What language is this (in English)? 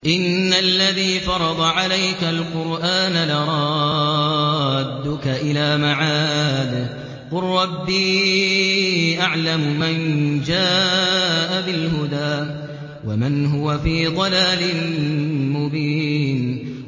Arabic